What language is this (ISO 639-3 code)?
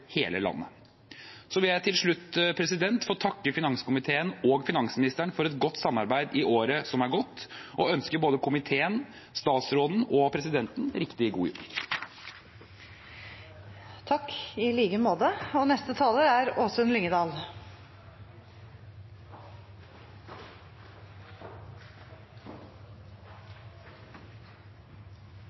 nor